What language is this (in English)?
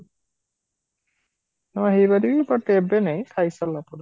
Odia